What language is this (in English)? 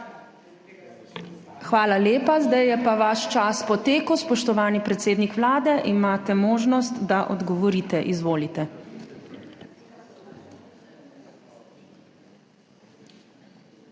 Slovenian